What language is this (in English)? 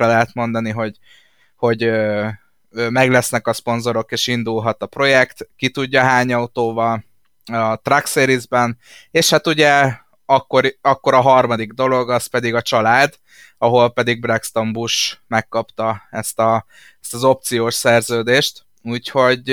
Hungarian